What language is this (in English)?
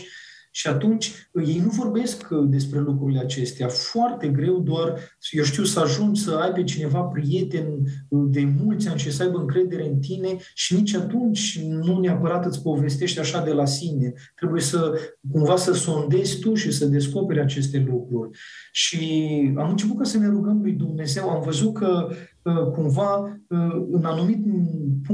Romanian